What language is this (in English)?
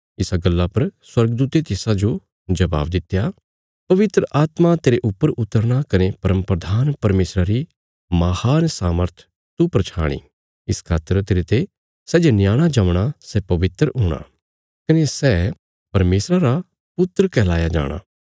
Bilaspuri